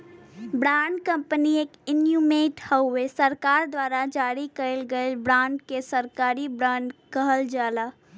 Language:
Bhojpuri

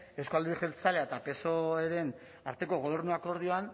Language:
Basque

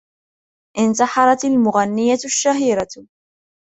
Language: Arabic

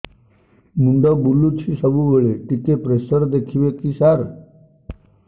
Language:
Odia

